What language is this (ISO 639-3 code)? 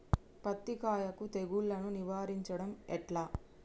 tel